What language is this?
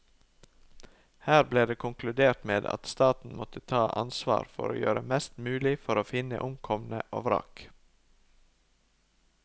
Norwegian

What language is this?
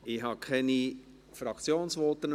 Swiss German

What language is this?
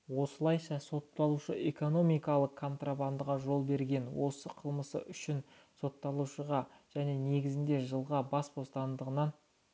Kazakh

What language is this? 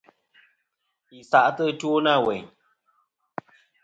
Kom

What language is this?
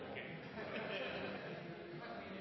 Norwegian Bokmål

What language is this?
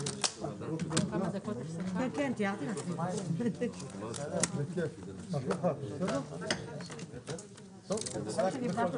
Hebrew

